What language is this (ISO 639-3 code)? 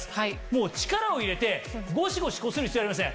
jpn